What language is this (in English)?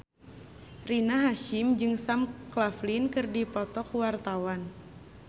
Sundanese